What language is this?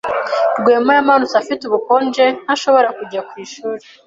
Kinyarwanda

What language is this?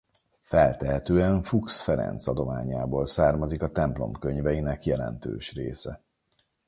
Hungarian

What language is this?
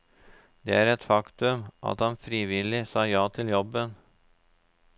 Norwegian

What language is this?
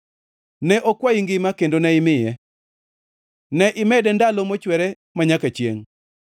Luo (Kenya and Tanzania)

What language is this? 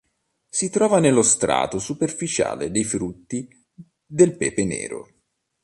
Italian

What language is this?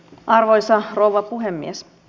Finnish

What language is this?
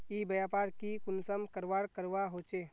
Magahi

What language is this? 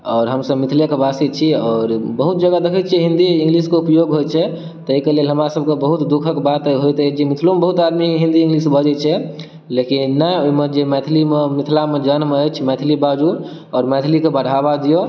Maithili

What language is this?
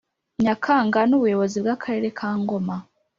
Kinyarwanda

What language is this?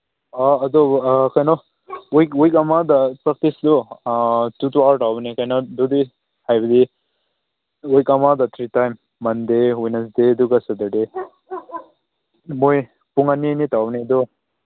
Manipuri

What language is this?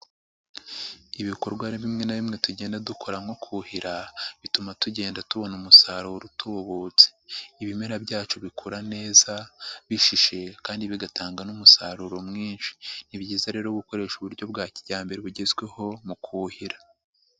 Kinyarwanda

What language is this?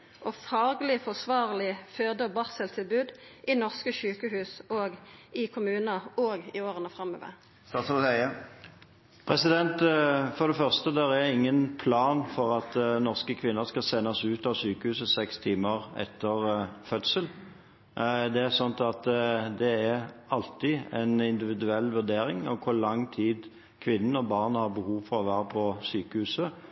Norwegian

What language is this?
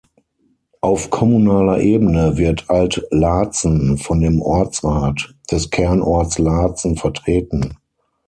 German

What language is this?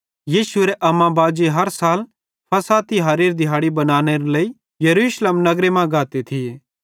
Bhadrawahi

